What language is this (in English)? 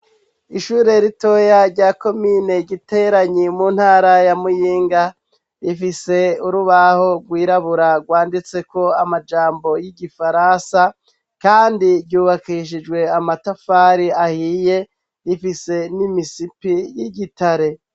Rundi